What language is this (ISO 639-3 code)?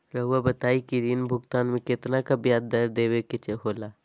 mag